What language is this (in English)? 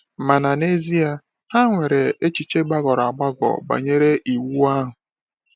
Igbo